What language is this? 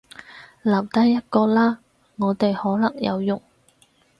Cantonese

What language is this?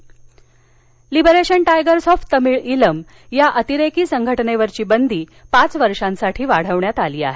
Marathi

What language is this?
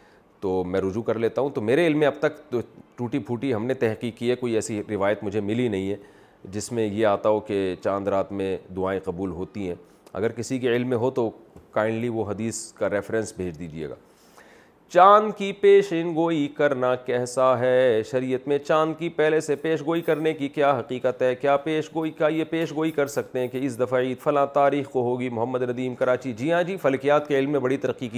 Urdu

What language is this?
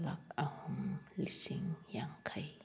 Manipuri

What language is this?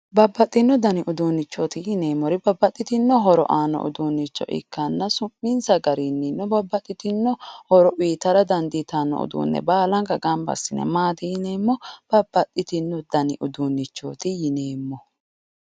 Sidamo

